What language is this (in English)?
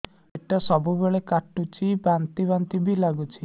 Odia